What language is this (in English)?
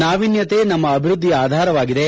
Kannada